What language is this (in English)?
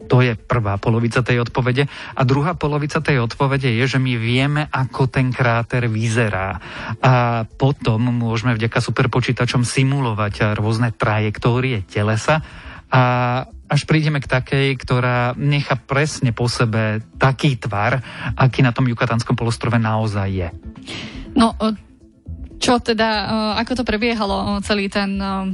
Slovak